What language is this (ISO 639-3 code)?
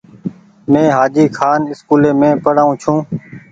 gig